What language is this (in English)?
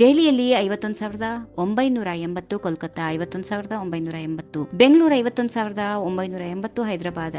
Hindi